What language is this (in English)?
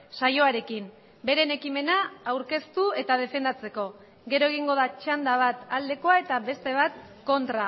Basque